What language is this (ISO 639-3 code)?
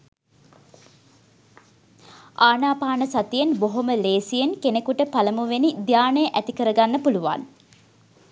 sin